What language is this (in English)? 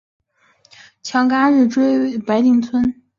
Chinese